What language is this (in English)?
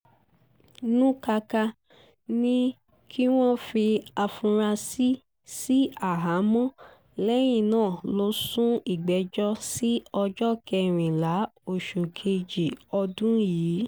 Yoruba